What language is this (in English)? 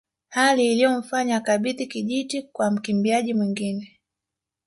Swahili